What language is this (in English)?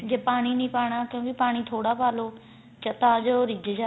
Punjabi